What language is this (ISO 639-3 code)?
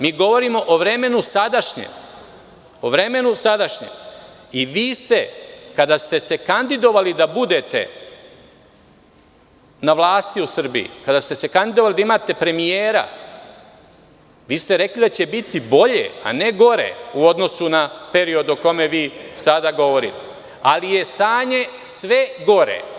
srp